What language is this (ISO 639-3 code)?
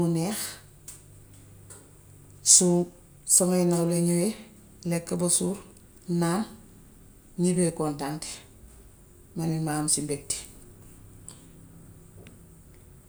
wof